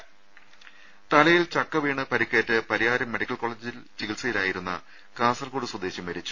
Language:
Malayalam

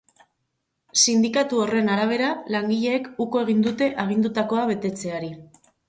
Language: Basque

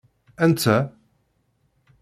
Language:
Kabyle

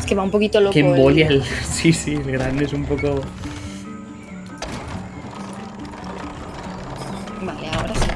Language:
Spanish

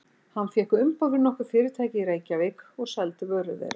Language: Icelandic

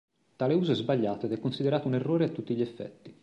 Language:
Italian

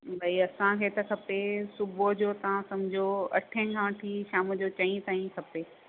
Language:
Sindhi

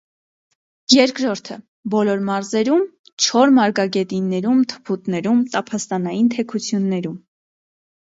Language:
Armenian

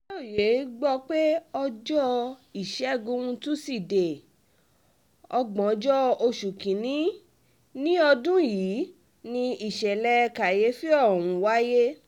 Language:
Yoruba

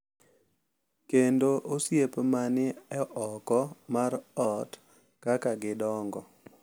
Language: Luo (Kenya and Tanzania)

